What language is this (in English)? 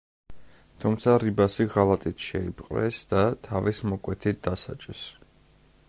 Georgian